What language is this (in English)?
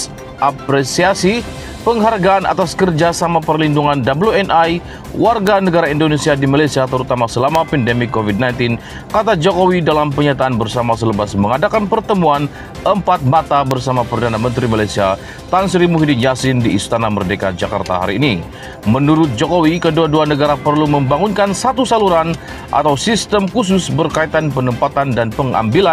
Indonesian